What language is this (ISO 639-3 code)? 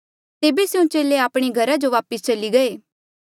mjl